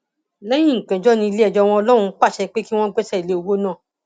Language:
Yoruba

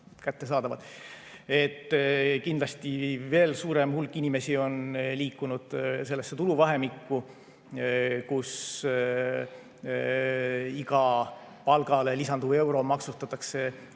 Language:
Estonian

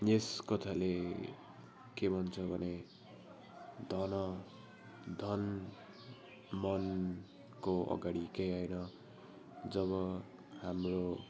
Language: Nepali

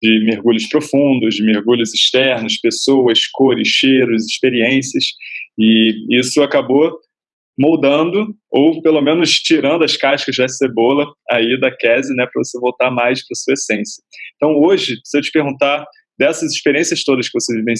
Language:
Portuguese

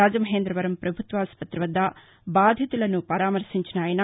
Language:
Telugu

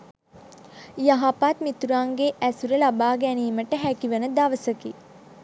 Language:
Sinhala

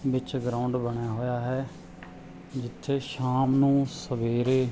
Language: Punjabi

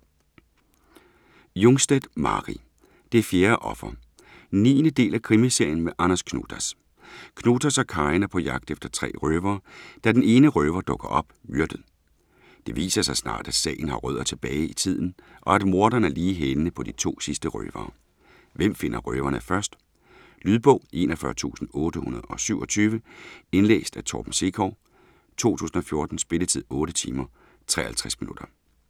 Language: Danish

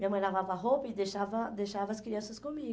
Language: Portuguese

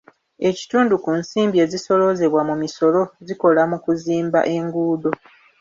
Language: Ganda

